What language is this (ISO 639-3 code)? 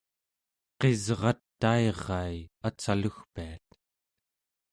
esu